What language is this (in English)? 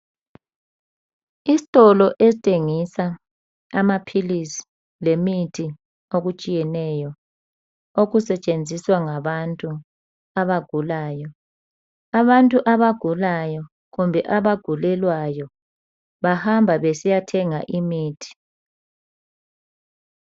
North Ndebele